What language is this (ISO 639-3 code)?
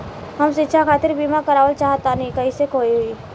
bho